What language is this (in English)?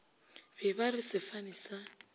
Northern Sotho